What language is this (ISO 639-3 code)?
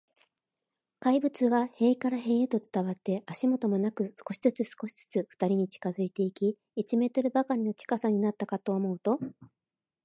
jpn